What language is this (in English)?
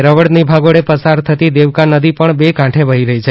Gujarati